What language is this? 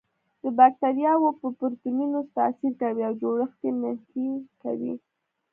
Pashto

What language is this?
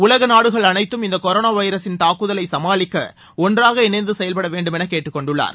Tamil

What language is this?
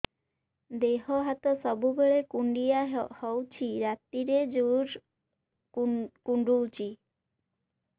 Odia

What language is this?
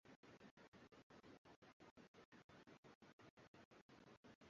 Swahili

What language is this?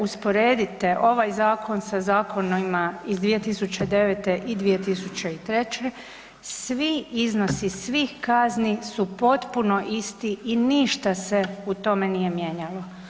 Croatian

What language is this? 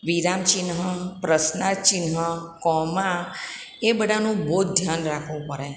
Gujarati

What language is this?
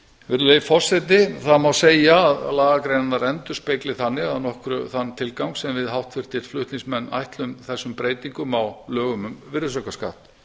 Icelandic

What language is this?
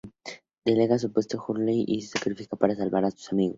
Spanish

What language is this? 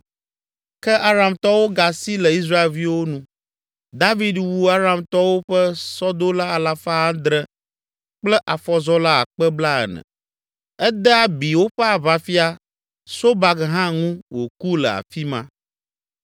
Ewe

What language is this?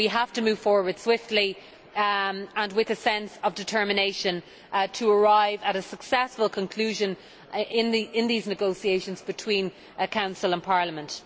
English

